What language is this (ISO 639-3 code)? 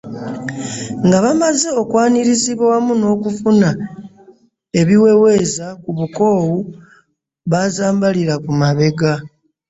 lug